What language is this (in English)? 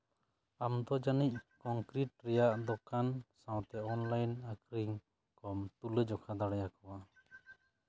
Santali